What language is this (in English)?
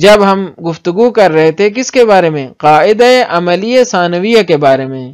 Arabic